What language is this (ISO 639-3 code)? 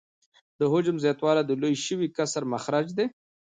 pus